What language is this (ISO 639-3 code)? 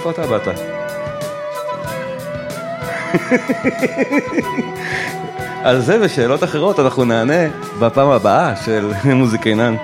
heb